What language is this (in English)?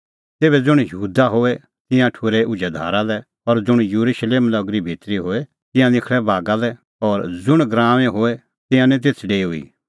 Kullu Pahari